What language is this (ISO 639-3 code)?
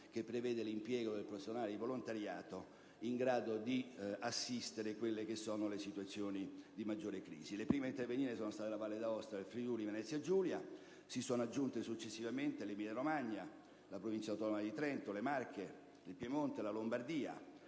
ita